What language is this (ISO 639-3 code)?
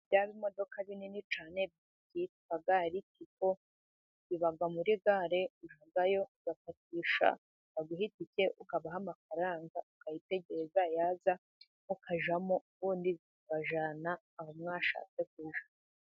kin